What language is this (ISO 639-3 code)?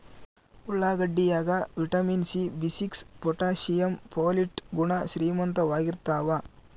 kan